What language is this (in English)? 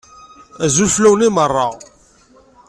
Kabyle